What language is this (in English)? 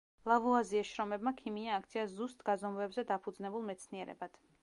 Georgian